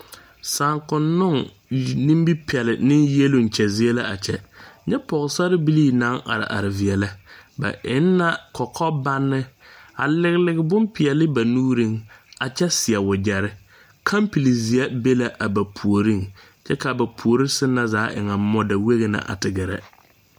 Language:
Southern Dagaare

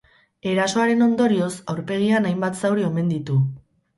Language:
Basque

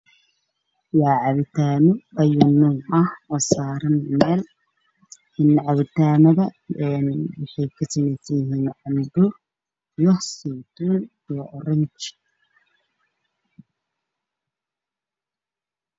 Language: Somali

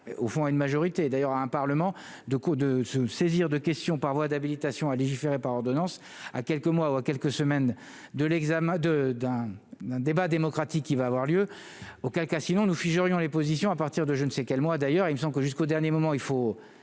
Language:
French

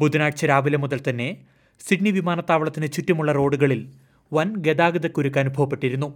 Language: Malayalam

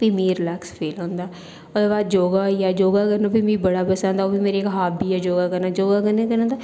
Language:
Dogri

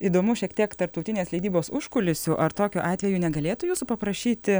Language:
Lithuanian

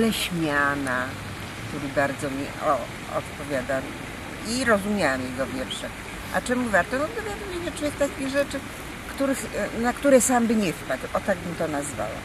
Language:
Polish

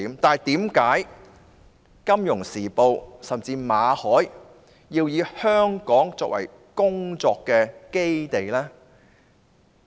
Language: Cantonese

